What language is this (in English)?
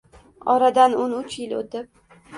Uzbek